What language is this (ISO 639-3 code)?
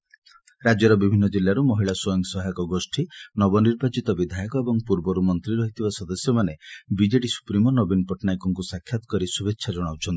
ori